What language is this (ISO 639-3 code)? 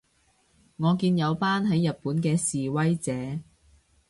yue